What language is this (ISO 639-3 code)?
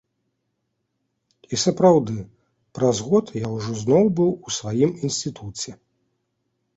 bel